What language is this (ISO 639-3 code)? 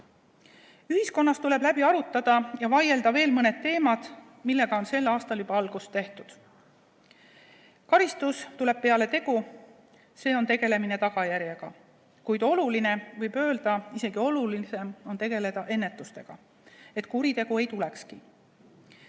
est